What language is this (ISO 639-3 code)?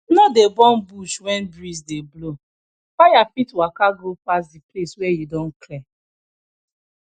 pcm